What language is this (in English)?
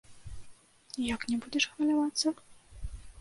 Belarusian